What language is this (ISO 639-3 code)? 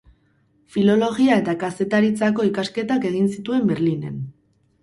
eus